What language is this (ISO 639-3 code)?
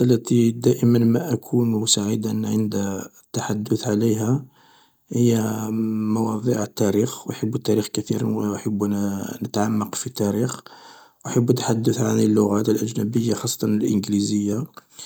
arq